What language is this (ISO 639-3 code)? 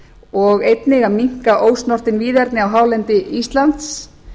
isl